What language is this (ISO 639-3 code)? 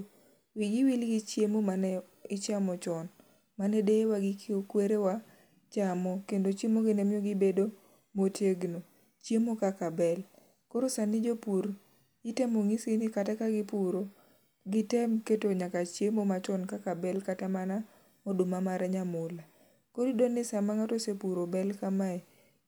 luo